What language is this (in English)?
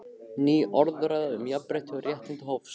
Icelandic